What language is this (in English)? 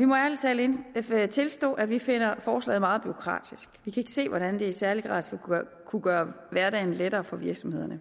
Danish